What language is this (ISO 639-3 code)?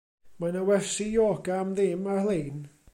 cym